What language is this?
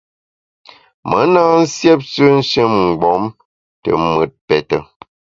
Bamun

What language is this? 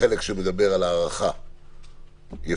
Hebrew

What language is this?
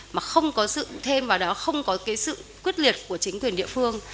Vietnamese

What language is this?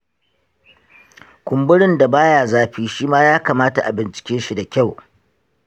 Hausa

